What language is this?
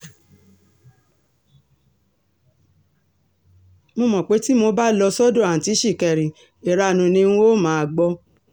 Yoruba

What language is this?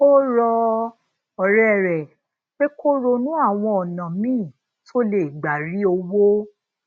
Yoruba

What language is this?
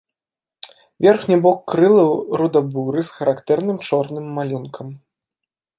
Belarusian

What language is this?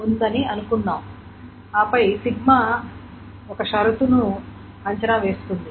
Telugu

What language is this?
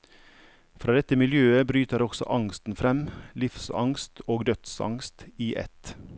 Norwegian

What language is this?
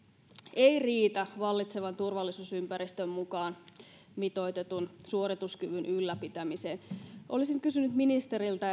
Finnish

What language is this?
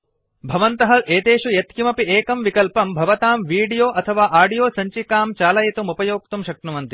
Sanskrit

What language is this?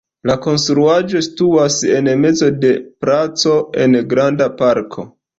Esperanto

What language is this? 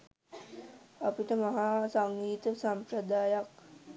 Sinhala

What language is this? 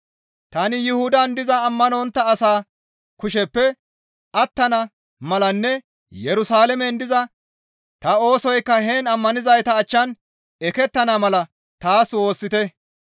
Gamo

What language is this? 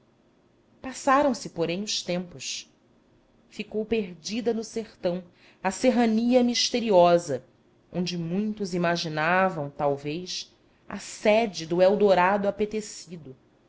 Portuguese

